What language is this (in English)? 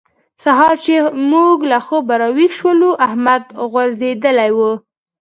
Pashto